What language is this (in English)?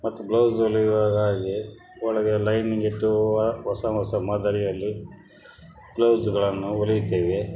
Kannada